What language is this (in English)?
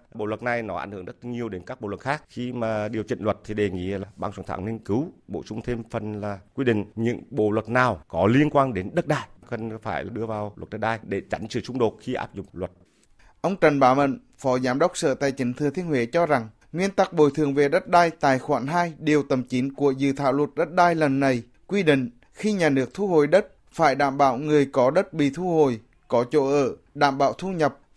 Vietnamese